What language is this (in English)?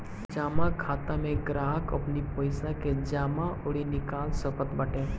Bhojpuri